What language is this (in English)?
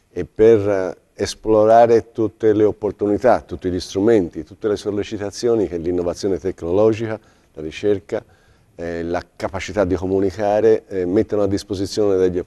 Italian